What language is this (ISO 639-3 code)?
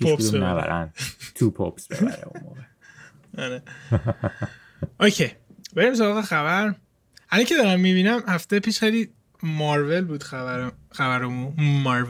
fas